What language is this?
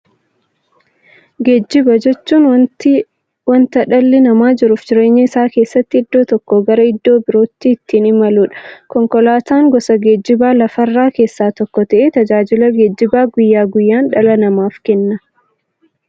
Oromo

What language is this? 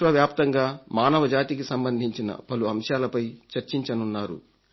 Telugu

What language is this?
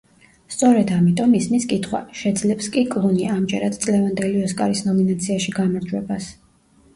Georgian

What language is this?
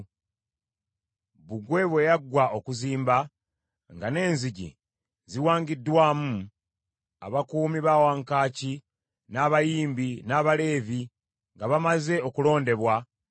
Ganda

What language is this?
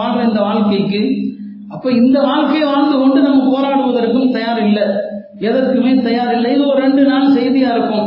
Tamil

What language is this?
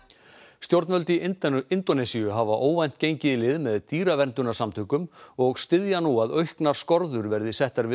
Icelandic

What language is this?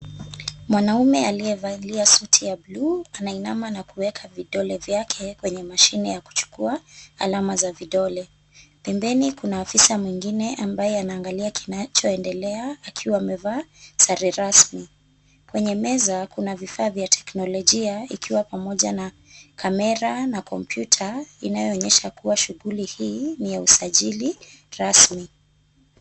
Swahili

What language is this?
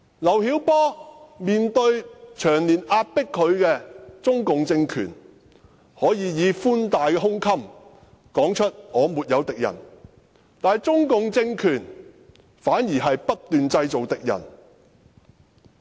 Cantonese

